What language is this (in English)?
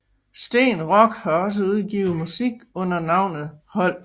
Danish